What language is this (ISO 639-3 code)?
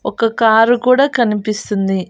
tel